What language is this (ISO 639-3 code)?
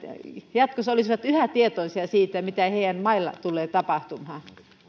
fin